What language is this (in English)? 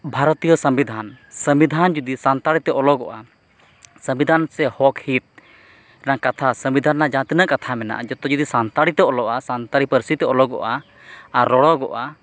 Santali